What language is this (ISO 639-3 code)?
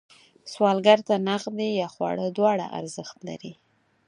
pus